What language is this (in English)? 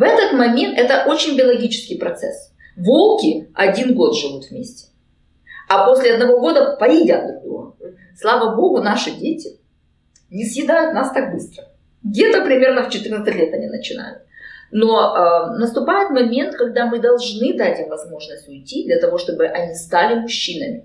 Russian